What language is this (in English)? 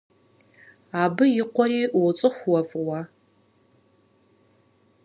Kabardian